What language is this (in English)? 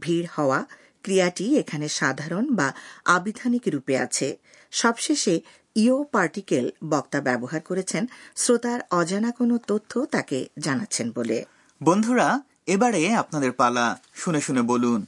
Bangla